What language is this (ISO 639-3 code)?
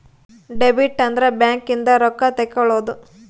kan